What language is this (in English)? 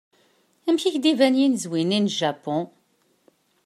Kabyle